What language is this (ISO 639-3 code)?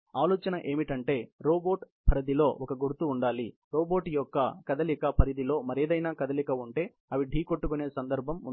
tel